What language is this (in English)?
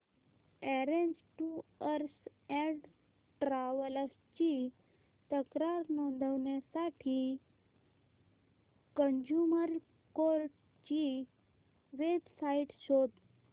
Marathi